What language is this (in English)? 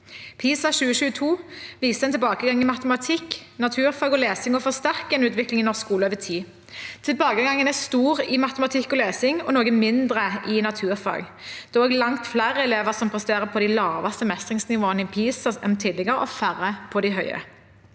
Norwegian